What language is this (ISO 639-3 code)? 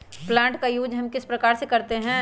mag